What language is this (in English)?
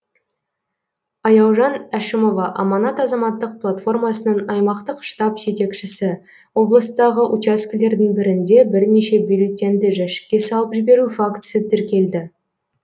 Kazakh